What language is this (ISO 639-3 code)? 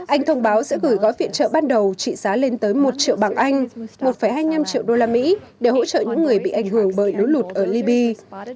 vie